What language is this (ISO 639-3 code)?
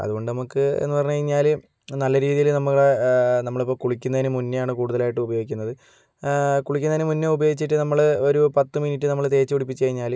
mal